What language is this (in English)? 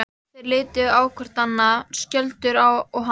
Icelandic